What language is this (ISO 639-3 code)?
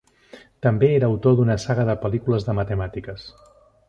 cat